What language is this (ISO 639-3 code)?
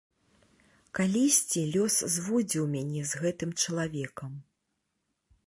bel